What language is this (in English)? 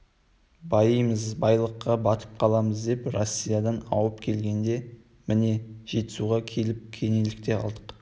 Kazakh